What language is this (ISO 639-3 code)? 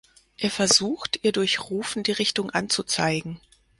deu